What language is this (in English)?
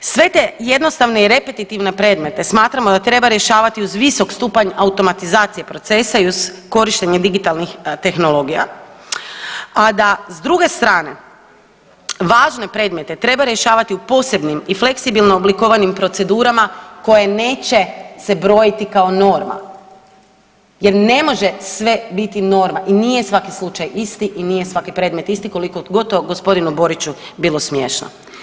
Croatian